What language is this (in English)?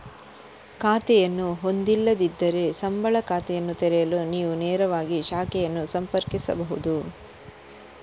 Kannada